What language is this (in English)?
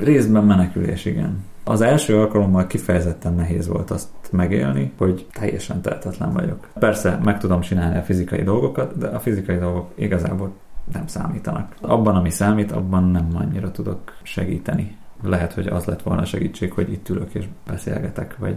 Hungarian